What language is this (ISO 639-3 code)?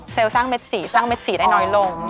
tha